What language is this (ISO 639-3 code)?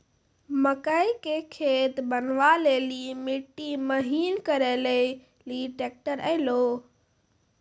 mai